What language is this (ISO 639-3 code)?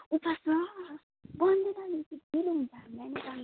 nep